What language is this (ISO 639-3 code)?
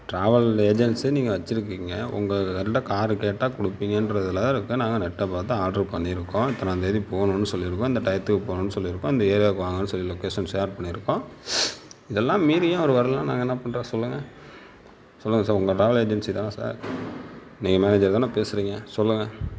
tam